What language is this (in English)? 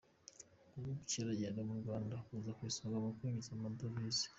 Kinyarwanda